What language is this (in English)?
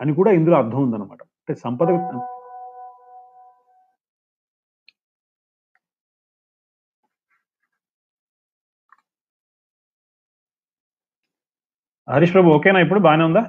Telugu